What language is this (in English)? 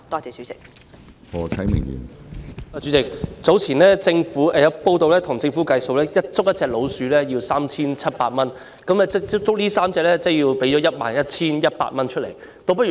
Cantonese